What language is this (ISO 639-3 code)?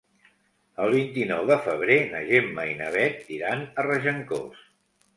cat